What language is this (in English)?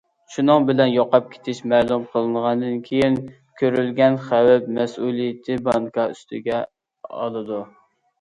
Uyghur